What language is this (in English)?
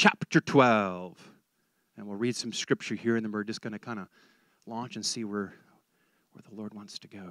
English